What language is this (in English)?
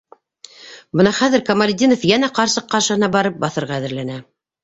Bashkir